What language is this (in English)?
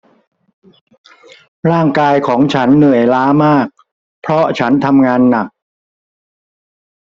Thai